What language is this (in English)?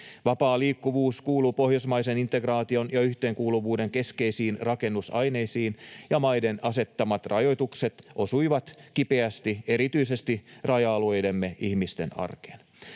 Finnish